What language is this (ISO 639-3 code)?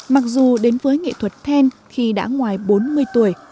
vie